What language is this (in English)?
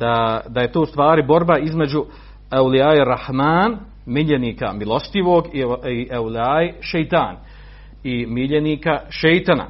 Croatian